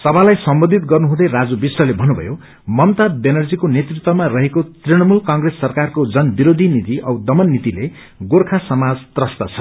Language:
Nepali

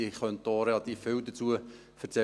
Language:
Swiss German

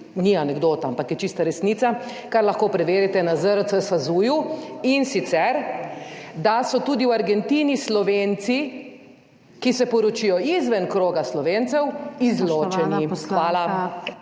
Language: Slovenian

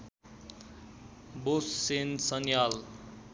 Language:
Nepali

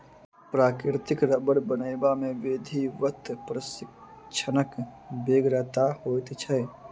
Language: Maithili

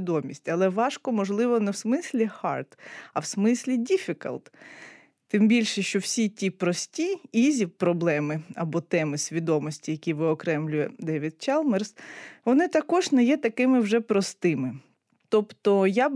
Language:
Ukrainian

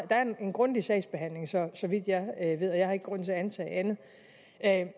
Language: Danish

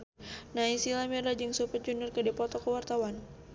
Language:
Sundanese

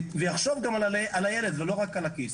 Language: Hebrew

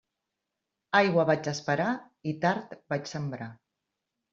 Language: Catalan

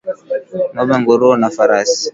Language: Swahili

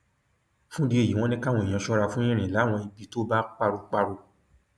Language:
Yoruba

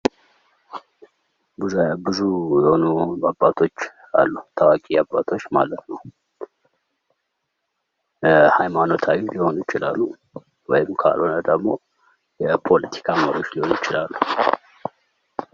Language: Amharic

